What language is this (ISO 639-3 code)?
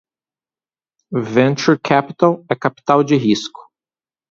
por